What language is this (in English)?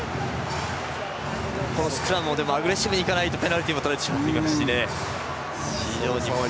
Japanese